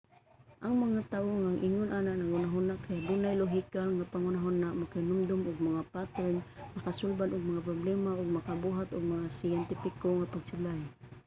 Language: Cebuano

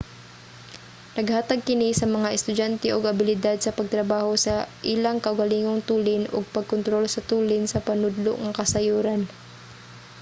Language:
Cebuano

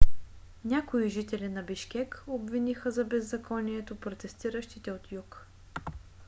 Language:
Bulgarian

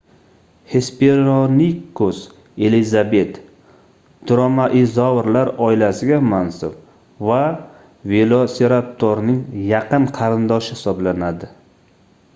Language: Uzbek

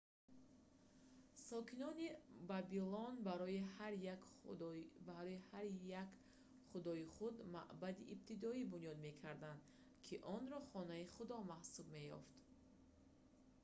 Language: Tajik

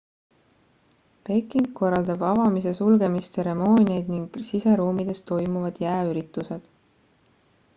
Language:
Estonian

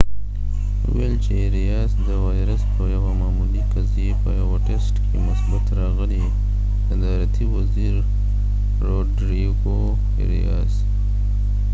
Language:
Pashto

